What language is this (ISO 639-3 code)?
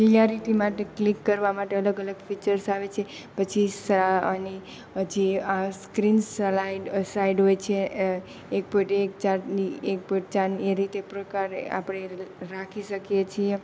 guj